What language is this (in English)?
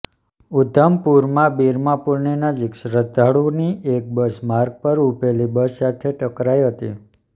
Gujarati